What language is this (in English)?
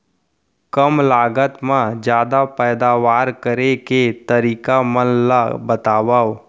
Chhattisgarhi